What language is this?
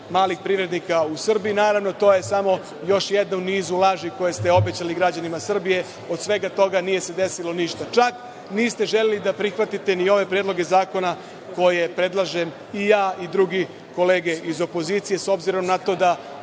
Serbian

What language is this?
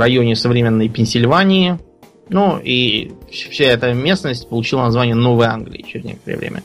Russian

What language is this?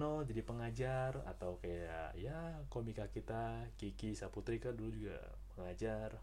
Indonesian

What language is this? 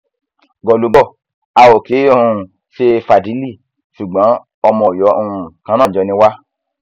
Yoruba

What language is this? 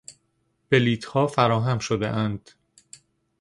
Persian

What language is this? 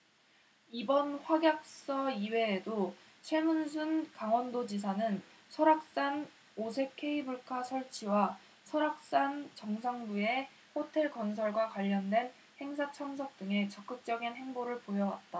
Korean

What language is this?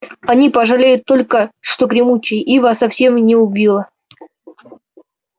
Russian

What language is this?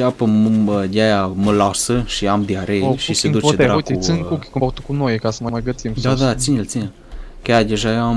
Romanian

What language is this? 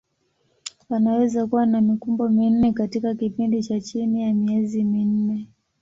Swahili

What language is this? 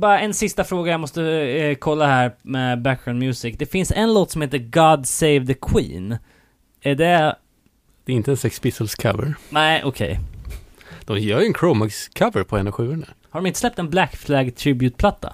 Swedish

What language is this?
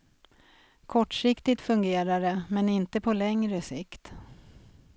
Swedish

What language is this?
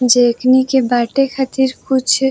Bhojpuri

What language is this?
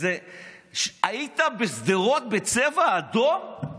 Hebrew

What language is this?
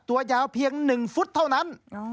Thai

